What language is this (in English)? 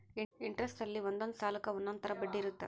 Kannada